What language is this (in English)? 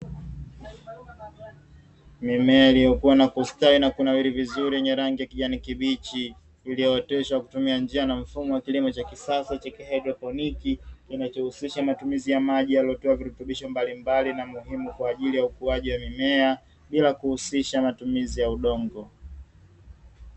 Swahili